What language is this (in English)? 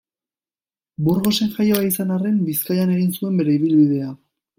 Basque